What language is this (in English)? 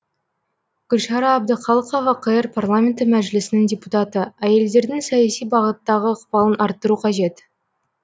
Kazakh